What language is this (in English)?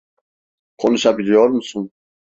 Turkish